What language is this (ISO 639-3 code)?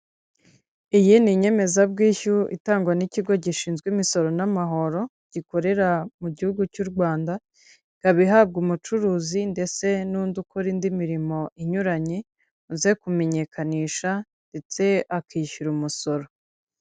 kin